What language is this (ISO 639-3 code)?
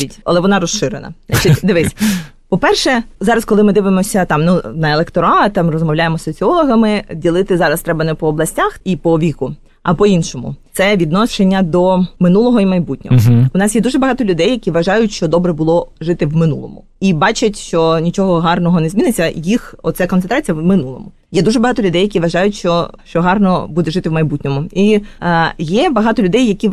ukr